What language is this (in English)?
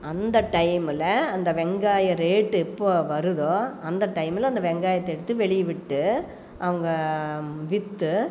Tamil